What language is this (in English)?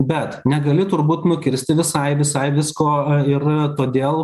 Lithuanian